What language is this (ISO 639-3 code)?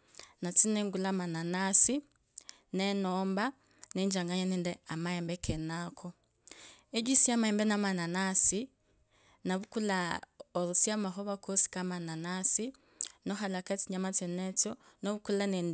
lkb